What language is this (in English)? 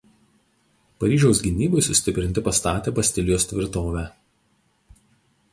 Lithuanian